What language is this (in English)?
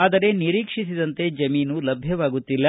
Kannada